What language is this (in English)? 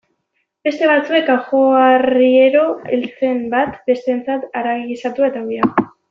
Basque